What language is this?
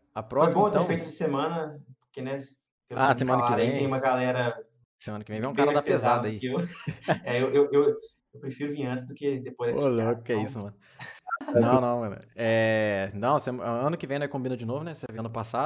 Portuguese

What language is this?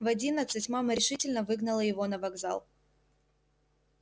Russian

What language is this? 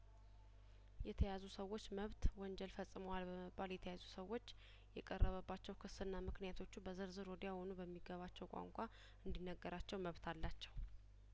Amharic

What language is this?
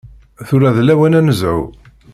Kabyle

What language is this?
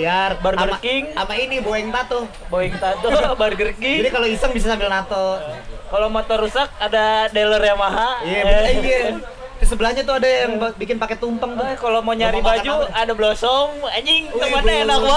Indonesian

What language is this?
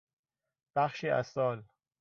Persian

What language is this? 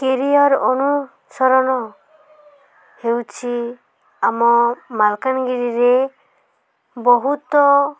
Odia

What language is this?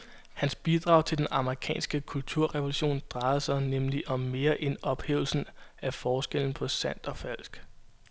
Danish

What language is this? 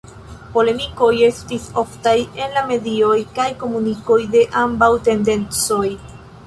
Esperanto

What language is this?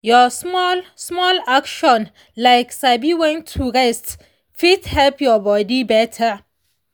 Nigerian Pidgin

